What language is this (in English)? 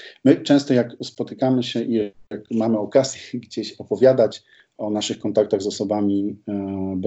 Polish